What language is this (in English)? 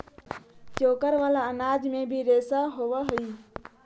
Magahi